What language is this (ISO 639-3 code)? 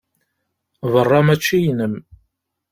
kab